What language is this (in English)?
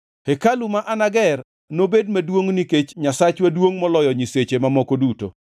Luo (Kenya and Tanzania)